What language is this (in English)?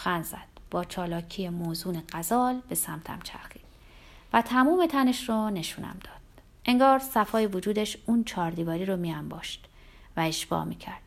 Persian